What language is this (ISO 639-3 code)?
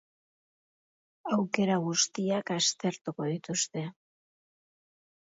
eus